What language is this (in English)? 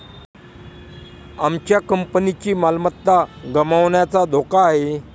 Marathi